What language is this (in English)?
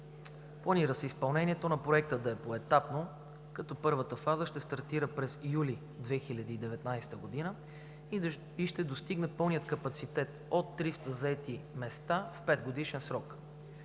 Bulgarian